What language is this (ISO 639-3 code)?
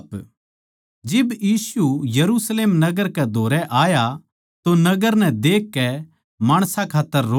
bgc